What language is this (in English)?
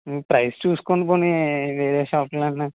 Telugu